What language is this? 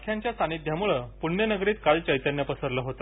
Marathi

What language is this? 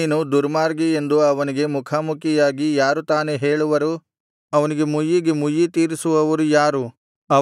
Kannada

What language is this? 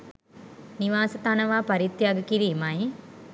Sinhala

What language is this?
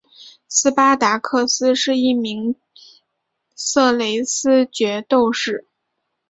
Chinese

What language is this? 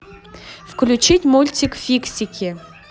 Russian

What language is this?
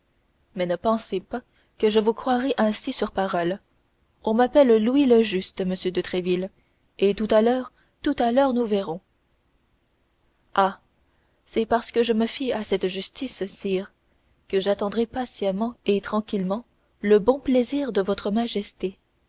French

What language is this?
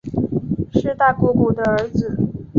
Chinese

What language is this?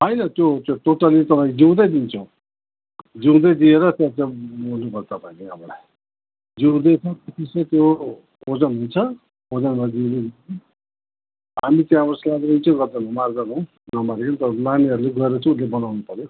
Nepali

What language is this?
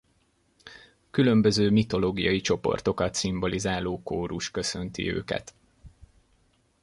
Hungarian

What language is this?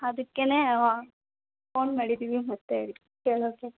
Kannada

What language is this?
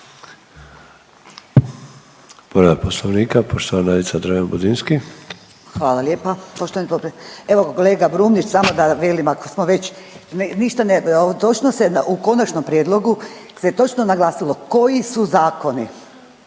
Croatian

